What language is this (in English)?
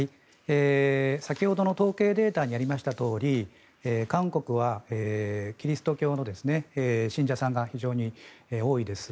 Japanese